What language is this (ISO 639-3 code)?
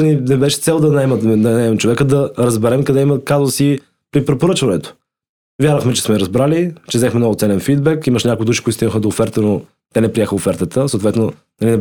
bul